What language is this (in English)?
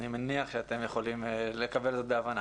Hebrew